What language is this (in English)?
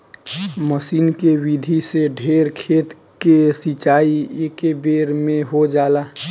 Bhojpuri